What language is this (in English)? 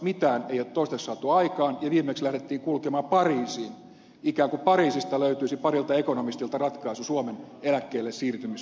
Finnish